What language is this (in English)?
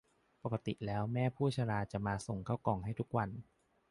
Thai